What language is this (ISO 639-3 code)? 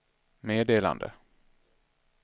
swe